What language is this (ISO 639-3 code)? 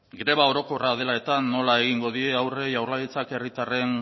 eus